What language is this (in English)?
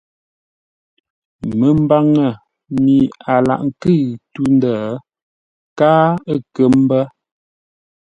Ngombale